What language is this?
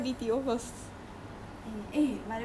English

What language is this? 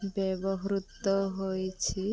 Odia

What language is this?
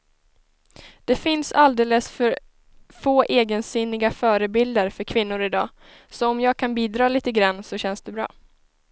Swedish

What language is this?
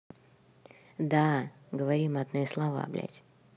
Russian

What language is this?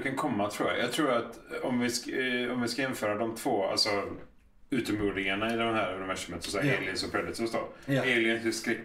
Swedish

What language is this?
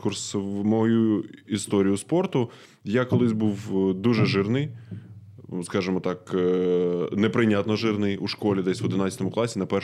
Ukrainian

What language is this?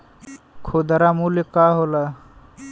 Bhojpuri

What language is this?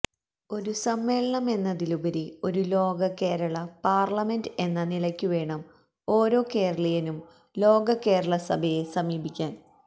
Malayalam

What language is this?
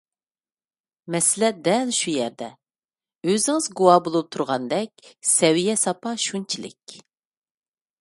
Uyghur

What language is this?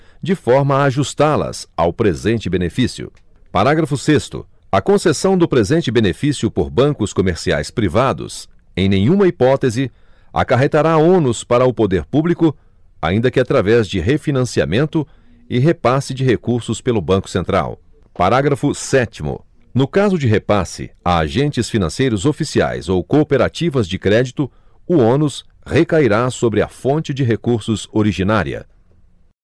Portuguese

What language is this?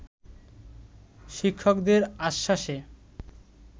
Bangla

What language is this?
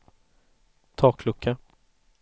Swedish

